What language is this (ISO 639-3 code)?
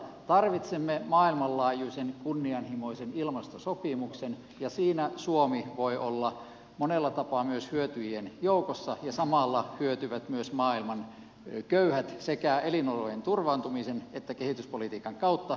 fin